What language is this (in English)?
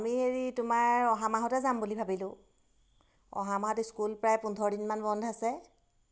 Assamese